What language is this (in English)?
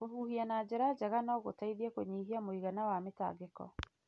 Kikuyu